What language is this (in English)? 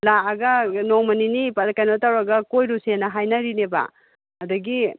Manipuri